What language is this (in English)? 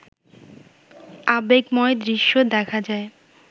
Bangla